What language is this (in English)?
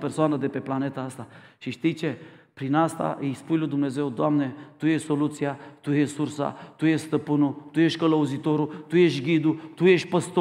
Romanian